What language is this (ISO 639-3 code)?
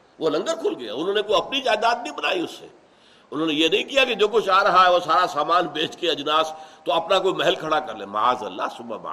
urd